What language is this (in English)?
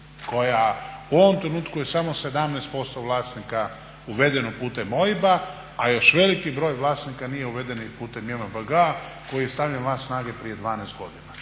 Croatian